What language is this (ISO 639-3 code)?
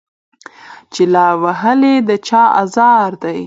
pus